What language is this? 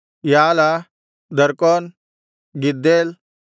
Kannada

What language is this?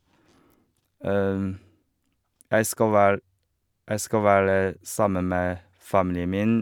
Norwegian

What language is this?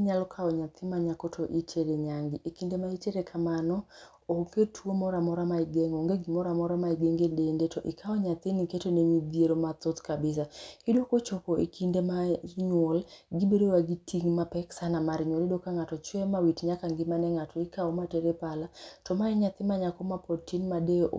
Luo (Kenya and Tanzania)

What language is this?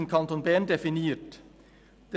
Swiss German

